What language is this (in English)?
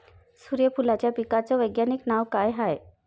Marathi